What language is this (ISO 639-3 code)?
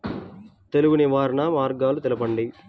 tel